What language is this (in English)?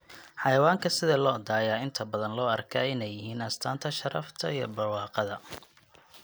Somali